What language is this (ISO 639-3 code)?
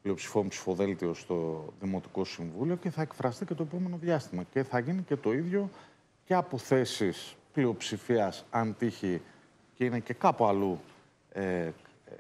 ell